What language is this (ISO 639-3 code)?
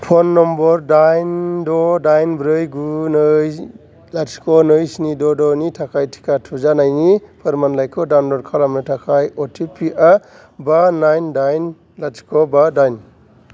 brx